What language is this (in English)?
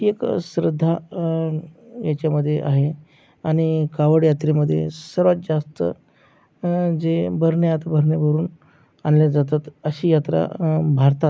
Marathi